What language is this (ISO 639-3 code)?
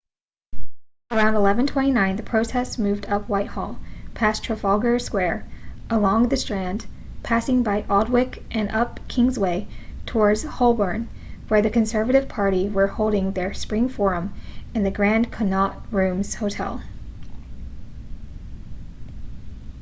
eng